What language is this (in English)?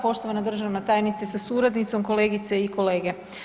Croatian